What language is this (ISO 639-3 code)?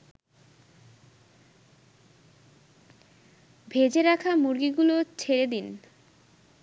ben